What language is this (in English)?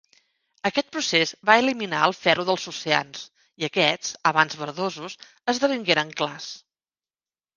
Catalan